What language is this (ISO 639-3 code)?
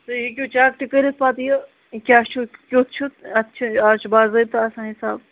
kas